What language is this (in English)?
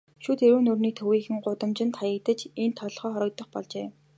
Mongolian